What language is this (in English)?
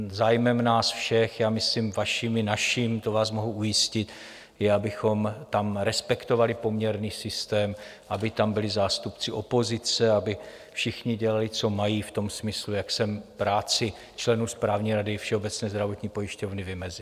Czech